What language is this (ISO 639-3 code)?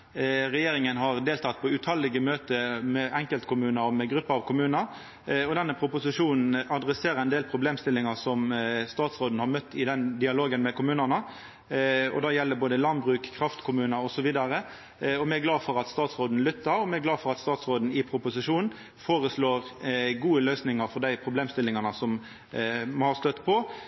nno